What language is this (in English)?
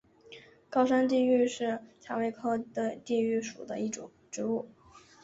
Chinese